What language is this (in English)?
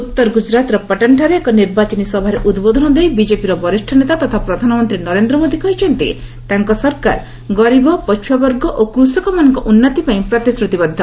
Odia